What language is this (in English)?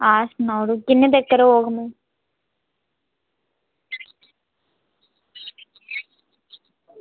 Dogri